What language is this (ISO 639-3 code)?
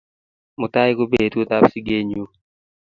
kln